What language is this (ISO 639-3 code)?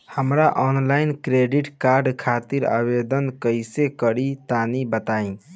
bho